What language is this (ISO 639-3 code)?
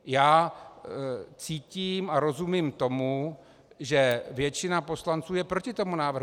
ces